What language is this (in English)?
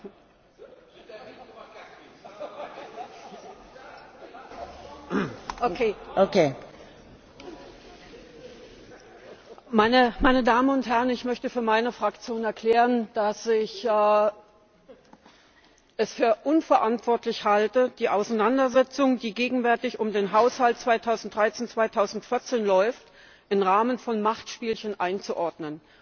German